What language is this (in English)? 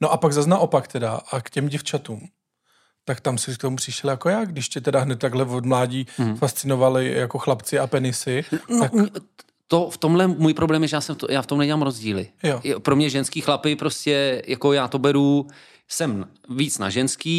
Czech